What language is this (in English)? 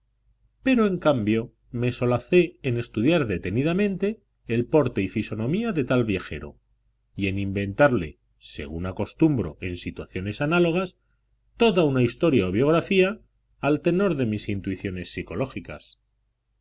Spanish